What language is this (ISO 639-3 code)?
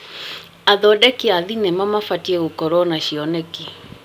kik